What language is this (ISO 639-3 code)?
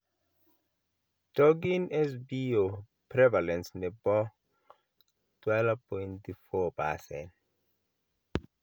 kln